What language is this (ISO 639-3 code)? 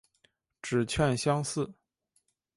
zho